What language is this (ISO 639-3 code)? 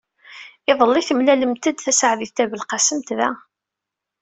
kab